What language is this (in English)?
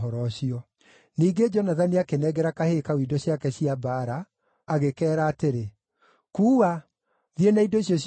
Kikuyu